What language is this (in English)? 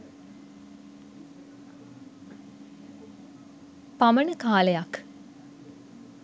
Sinhala